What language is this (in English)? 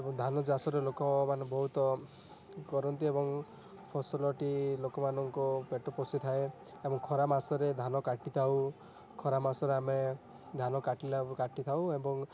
Odia